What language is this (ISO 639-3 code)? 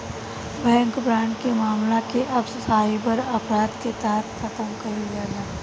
bho